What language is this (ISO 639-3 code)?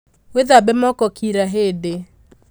kik